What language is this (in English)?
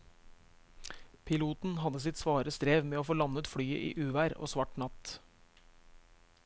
Norwegian